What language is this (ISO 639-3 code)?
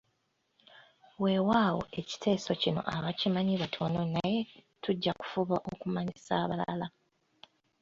lug